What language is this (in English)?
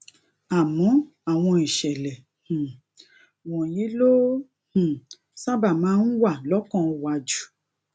Yoruba